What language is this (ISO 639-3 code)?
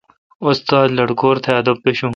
xka